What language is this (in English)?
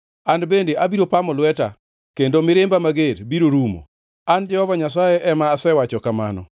Luo (Kenya and Tanzania)